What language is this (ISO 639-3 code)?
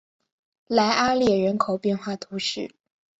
zho